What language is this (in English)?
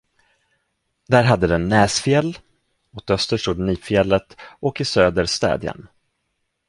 Swedish